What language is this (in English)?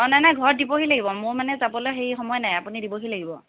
Assamese